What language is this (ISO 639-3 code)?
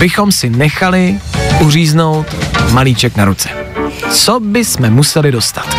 ces